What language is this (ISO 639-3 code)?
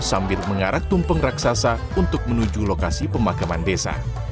ind